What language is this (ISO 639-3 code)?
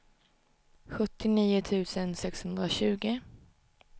swe